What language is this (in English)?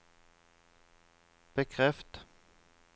Norwegian